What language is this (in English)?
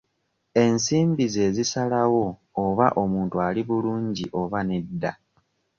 Ganda